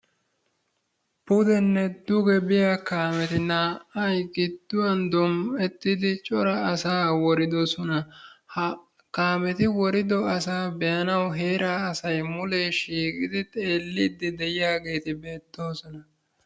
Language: Wolaytta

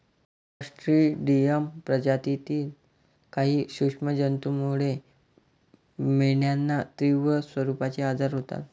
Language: Marathi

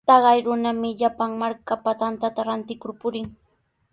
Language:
Sihuas Ancash Quechua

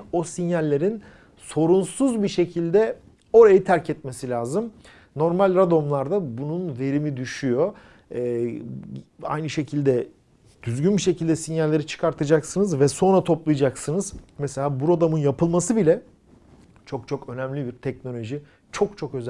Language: Turkish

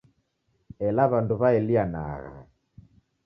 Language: Taita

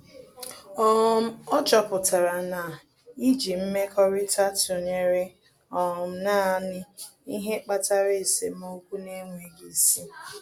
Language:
Igbo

